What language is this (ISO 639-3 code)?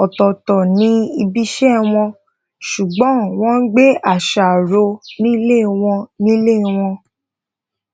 yor